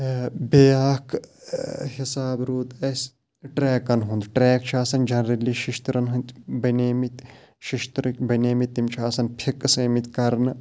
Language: Kashmiri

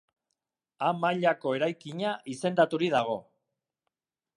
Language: Basque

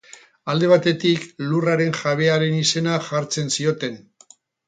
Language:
Basque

